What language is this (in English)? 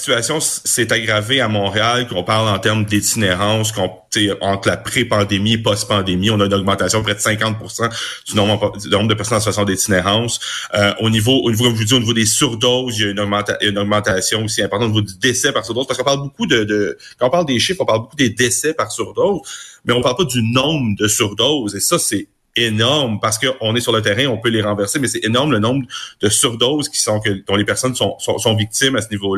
French